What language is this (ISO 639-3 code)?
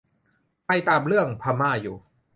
tha